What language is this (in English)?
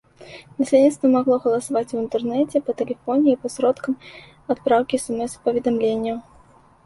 Belarusian